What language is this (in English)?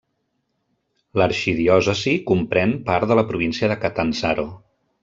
Catalan